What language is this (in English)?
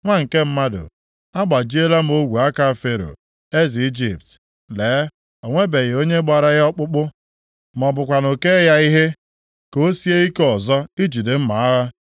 Igbo